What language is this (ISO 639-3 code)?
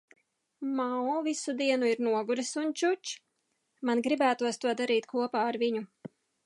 lav